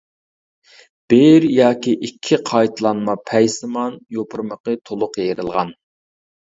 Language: Uyghur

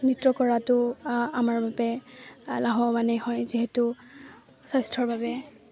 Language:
Assamese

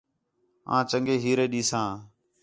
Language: Khetrani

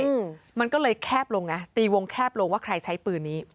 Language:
Thai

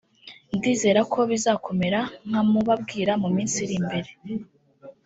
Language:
Kinyarwanda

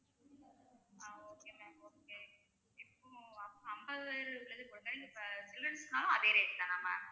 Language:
Tamil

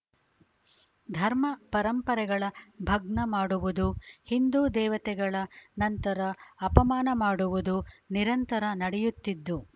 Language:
Kannada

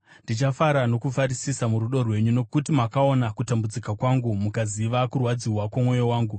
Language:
Shona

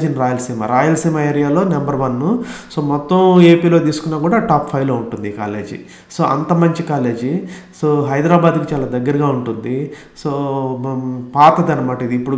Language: Telugu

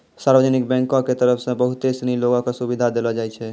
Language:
Maithili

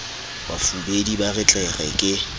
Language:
Southern Sotho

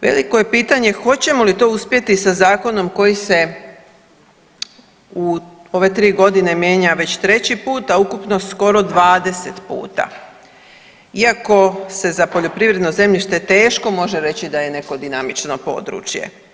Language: Croatian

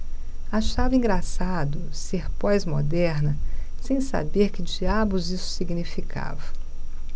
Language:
Portuguese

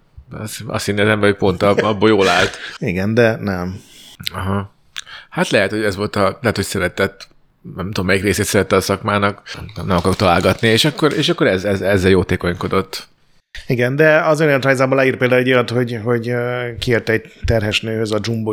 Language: Hungarian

